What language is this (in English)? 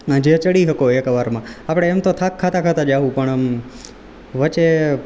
Gujarati